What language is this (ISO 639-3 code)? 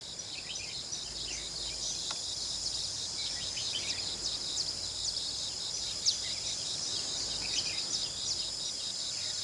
vie